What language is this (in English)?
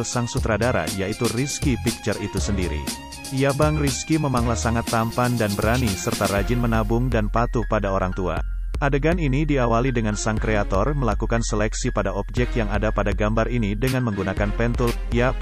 Indonesian